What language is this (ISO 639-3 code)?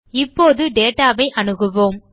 tam